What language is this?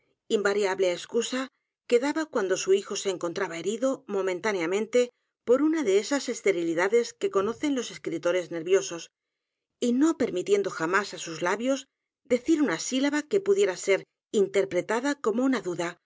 Spanish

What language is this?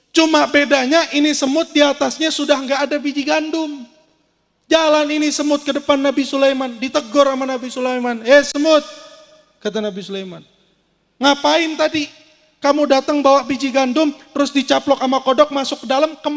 Indonesian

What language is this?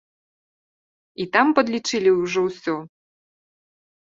Belarusian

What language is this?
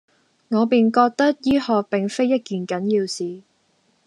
Cantonese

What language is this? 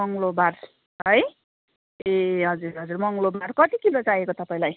Nepali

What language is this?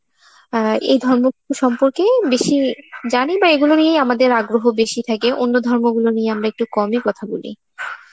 Bangla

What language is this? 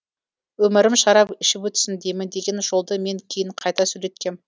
Kazakh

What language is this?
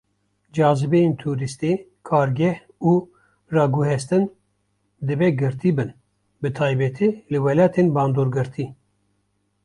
Kurdish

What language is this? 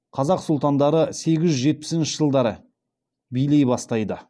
Kazakh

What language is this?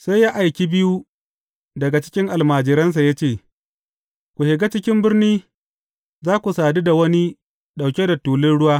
Hausa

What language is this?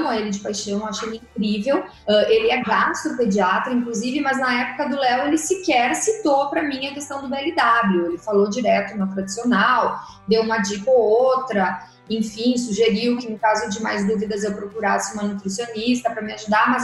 Portuguese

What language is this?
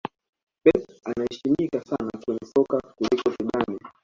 Swahili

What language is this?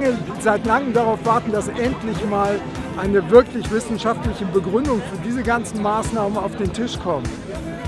German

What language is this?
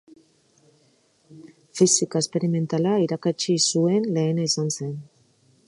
Basque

